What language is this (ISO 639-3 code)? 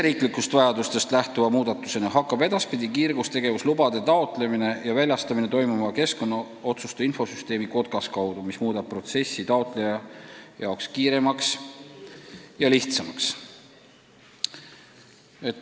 est